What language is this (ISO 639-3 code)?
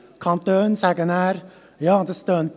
gsw